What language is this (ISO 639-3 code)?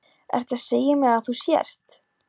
isl